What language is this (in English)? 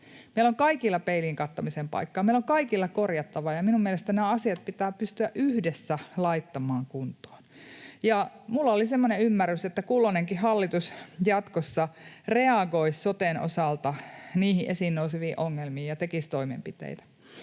Finnish